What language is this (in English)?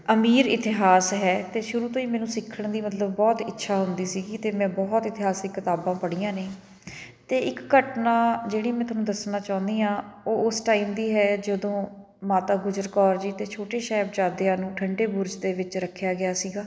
Punjabi